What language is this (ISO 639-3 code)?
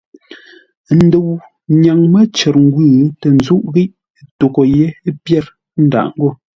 nla